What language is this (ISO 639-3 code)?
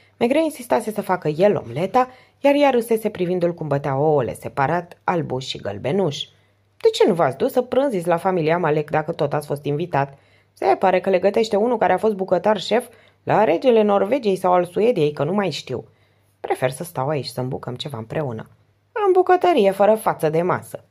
ron